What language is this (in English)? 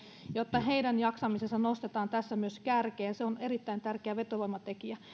Finnish